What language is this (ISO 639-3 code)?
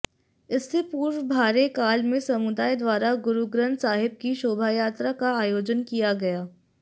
hin